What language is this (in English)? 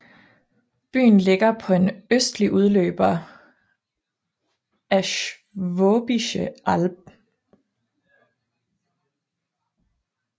Danish